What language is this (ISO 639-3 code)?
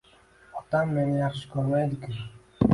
uzb